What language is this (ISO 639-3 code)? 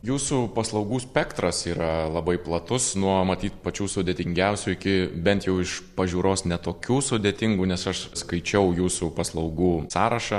lit